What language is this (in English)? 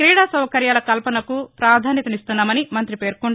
Telugu